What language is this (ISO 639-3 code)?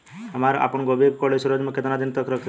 bho